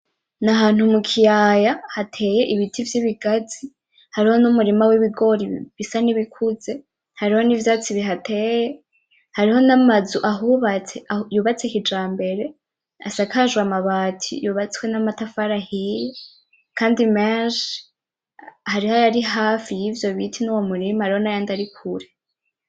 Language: Rundi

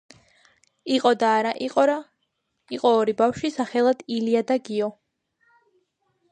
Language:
Georgian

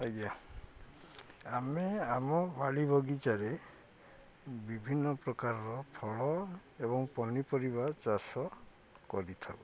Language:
Odia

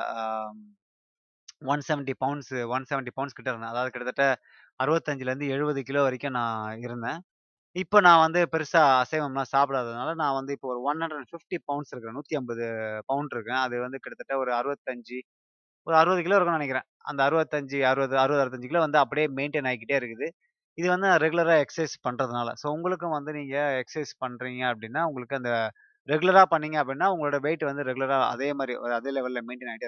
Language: Tamil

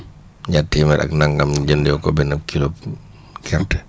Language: Wolof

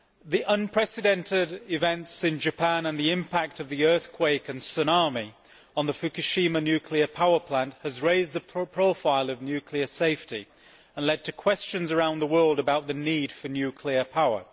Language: English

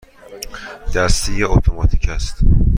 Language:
Persian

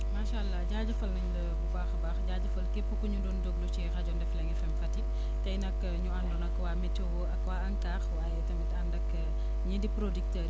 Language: Wolof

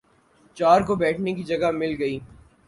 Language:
Urdu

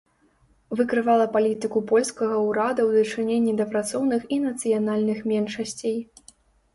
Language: Belarusian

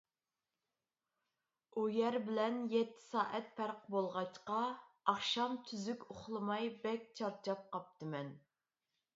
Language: Uyghur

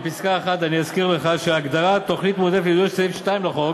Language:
Hebrew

